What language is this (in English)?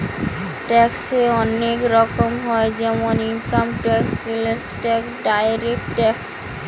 Bangla